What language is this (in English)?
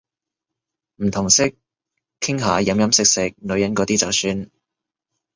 Cantonese